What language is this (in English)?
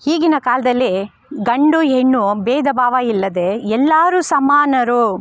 Kannada